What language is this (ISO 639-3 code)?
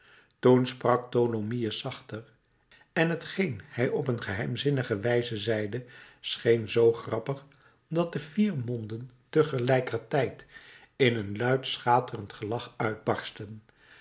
nld